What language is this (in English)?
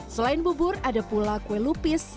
Indonesian